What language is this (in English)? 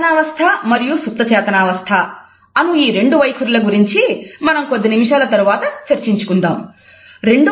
Telugu